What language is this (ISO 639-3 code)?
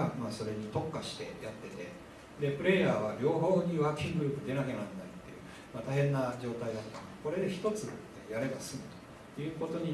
jpn